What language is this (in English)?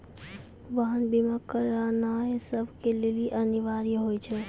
Maithili